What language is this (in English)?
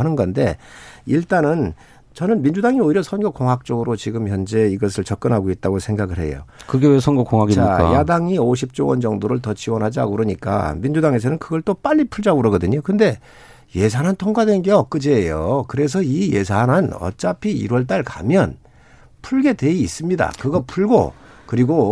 Korean